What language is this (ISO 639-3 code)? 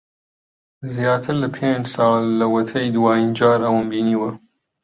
ckb